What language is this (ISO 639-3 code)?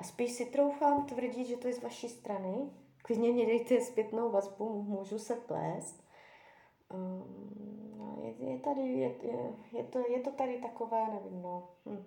ces